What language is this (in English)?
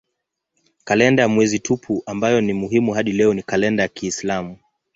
Swahili